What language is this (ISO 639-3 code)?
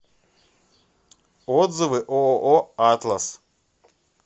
rus